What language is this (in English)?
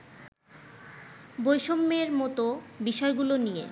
Bangla